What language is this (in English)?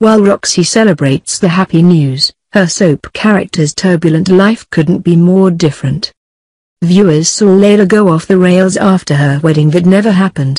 English